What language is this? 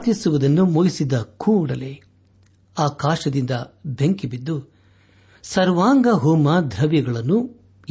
Kannada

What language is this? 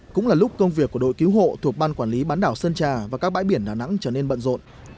Vietnamese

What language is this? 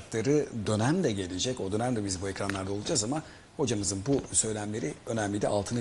Turkish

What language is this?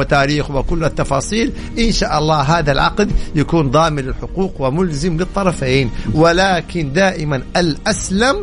Arabic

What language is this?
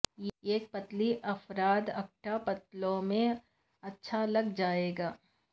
Urdu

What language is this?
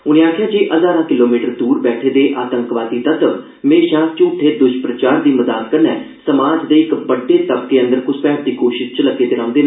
Dogri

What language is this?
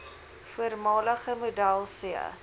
Afrikaans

